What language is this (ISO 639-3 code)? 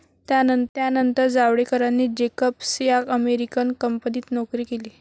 mar